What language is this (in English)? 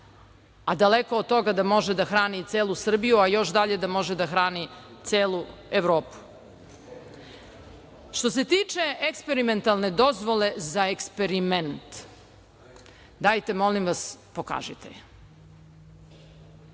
Serbian